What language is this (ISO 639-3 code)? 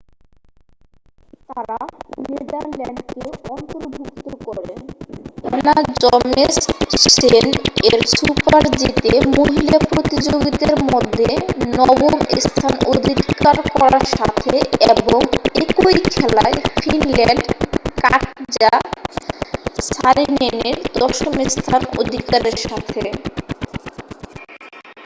ben